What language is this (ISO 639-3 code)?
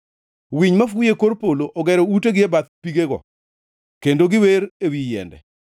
luo